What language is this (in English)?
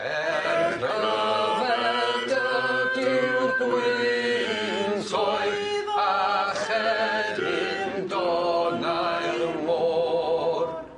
Welsh